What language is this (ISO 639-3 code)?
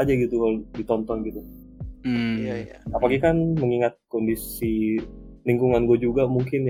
ind